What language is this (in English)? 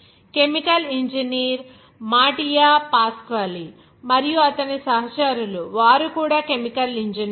Telugu